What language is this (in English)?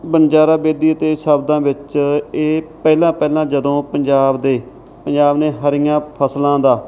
Punjabi